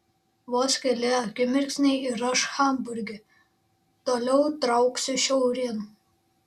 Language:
Lithuanian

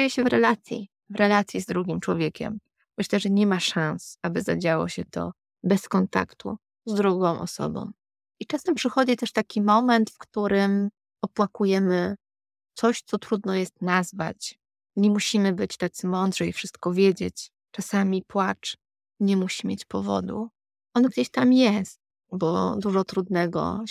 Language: Polish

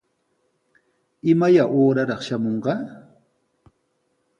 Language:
Sihuas Ancash Quechua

